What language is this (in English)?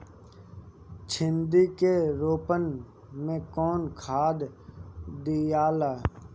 Bhojpuri